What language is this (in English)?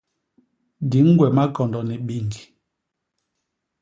Basaa